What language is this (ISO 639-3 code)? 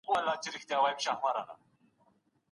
pus